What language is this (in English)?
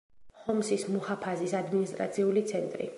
Georgian